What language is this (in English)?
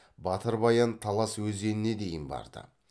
Kazakh